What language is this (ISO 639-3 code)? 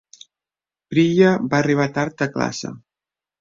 cat